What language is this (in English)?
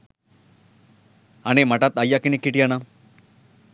Sinhala